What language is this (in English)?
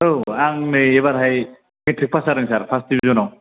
Bodo